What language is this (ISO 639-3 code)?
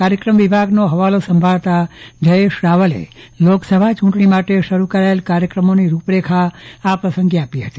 guj